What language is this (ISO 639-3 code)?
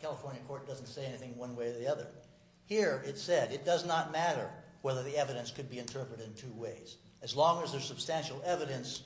eng